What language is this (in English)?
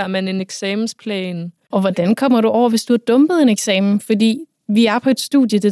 Danish